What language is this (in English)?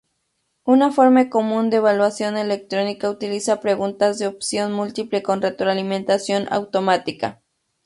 Spanish